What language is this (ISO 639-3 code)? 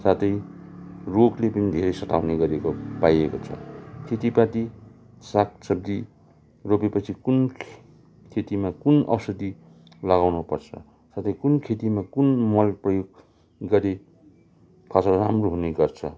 nep